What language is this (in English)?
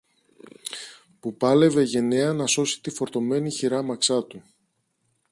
Greek